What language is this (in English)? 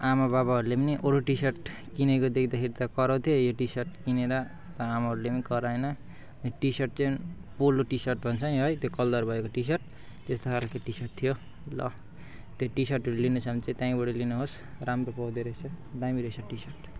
Nepali